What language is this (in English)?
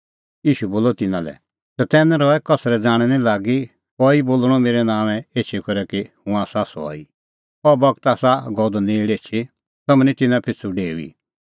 Kullu Pahari